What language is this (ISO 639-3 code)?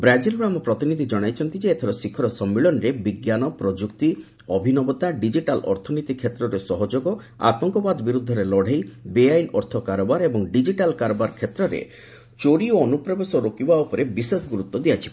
ori